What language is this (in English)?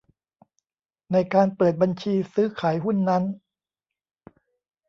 Thai